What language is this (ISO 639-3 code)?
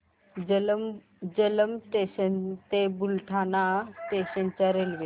mar